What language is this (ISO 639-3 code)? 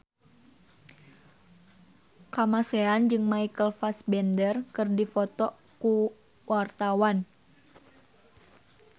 sun